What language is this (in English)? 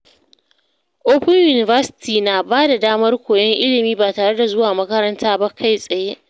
Hausa